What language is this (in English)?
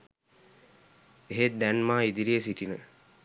Sinhala